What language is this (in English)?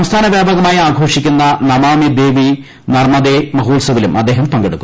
Malayalam